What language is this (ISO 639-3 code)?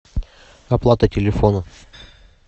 rus